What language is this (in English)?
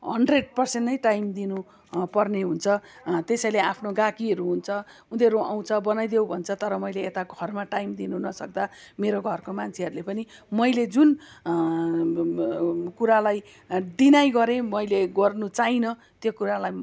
Nepali